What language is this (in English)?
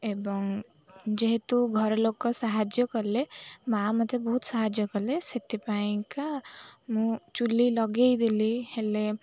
Odia